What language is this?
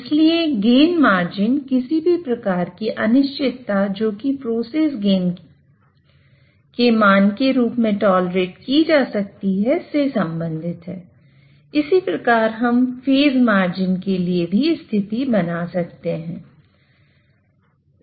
Hindi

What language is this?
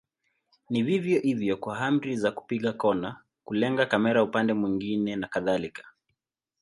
Swahili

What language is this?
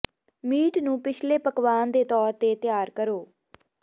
Punjabi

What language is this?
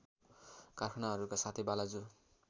Nepali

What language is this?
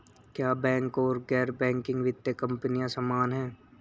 Hindi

